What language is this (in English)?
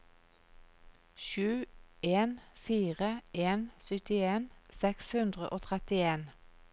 Norwegian